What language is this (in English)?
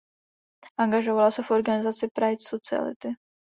Czech